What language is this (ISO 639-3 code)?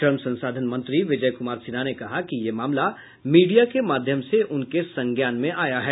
hin